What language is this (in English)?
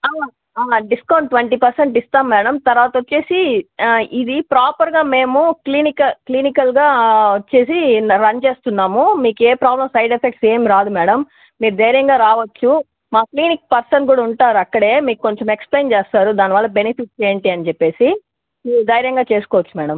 Telugu